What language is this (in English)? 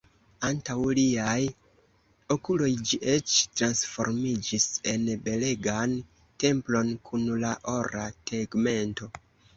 Esperanto